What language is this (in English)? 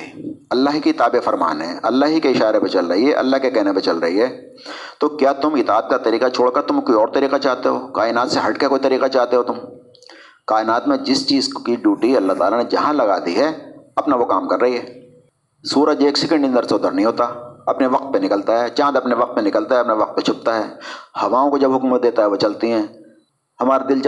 Urdu